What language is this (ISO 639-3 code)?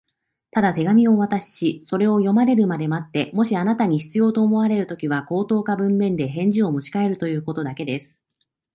jpn